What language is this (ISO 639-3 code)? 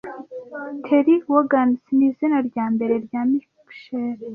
kin